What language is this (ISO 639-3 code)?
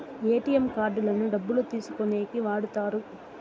tel